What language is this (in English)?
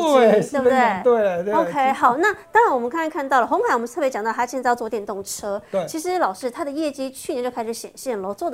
Chinese